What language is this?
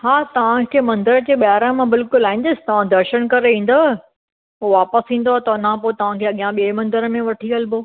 Sindhi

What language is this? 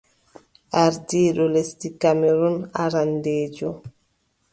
Adamawa Fulfulde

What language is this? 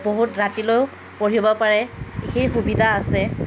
Assamese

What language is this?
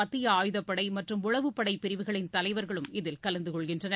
Tamil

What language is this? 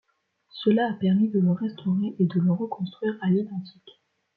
French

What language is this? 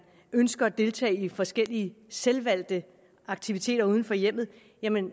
Danish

